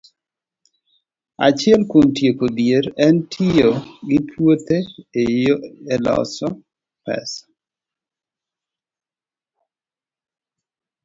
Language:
Luo (Kenya and Tanzania)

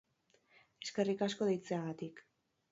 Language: Basque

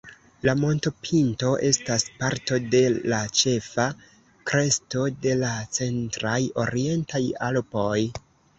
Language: Esperanto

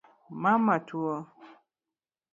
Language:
Luo (Kenya and Tanzania)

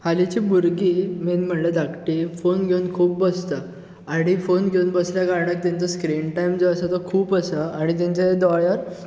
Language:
Konkani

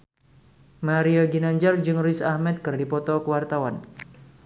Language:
Sundanese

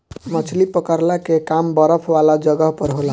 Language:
Bhojpuri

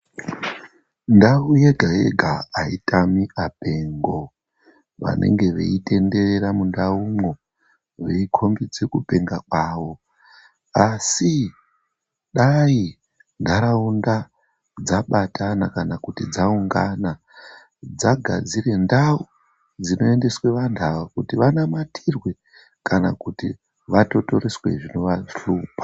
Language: Ndau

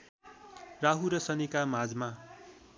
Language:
Nepali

